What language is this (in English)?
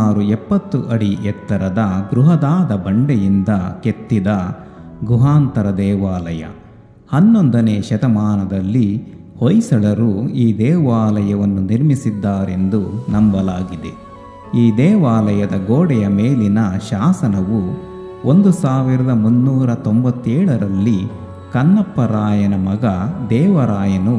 Kannada